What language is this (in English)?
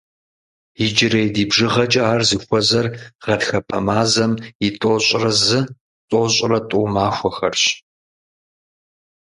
Kabardian